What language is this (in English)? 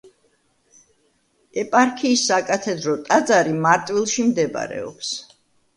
Georgian